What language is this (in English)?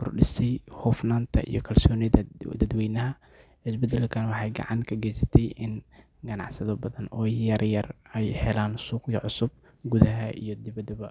Somali